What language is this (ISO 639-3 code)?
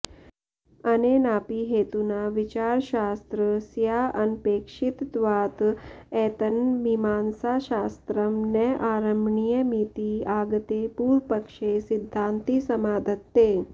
san